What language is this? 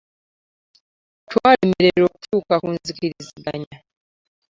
Ganda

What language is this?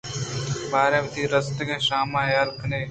Eastern Balochi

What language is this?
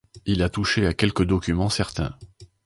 French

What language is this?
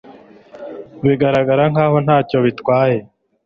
Kinyarwanda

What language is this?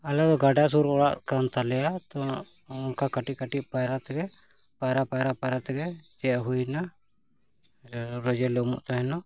Santali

